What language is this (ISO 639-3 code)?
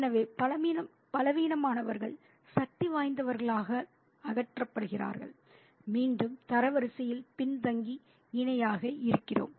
tam